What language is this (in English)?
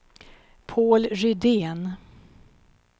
Swedish